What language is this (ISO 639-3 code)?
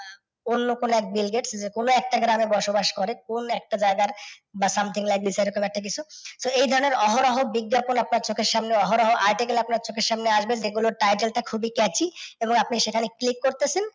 ben